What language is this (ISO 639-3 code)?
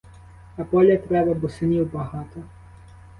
ukr